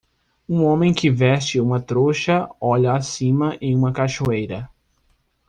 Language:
Portuguese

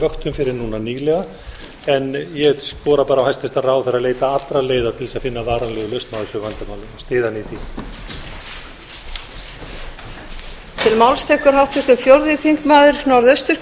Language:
Icelandic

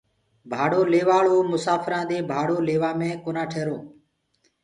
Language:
Gurgula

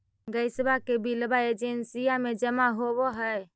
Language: Magahi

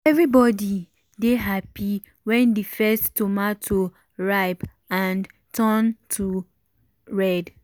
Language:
Nigerian Pidgin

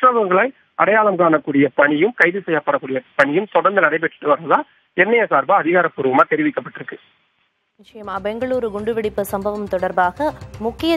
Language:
Tamil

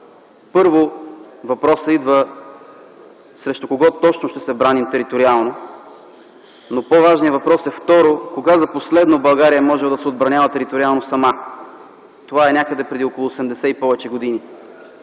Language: Bulgarian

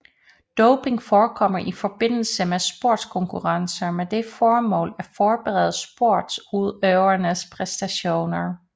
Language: Danish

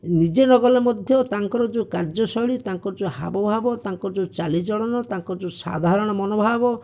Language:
Odia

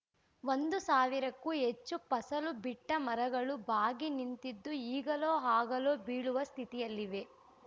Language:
Kannada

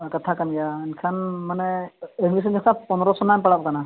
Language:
Santali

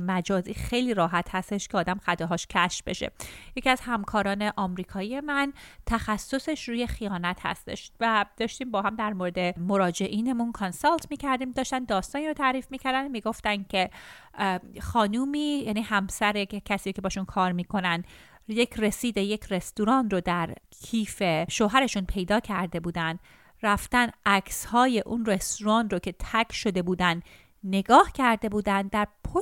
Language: Persian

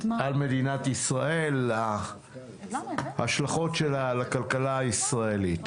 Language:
Hebrew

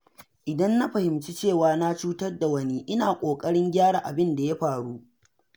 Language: Hausa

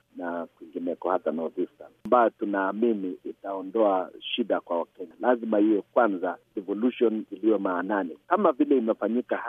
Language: Swahili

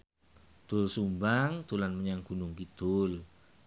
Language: Javanese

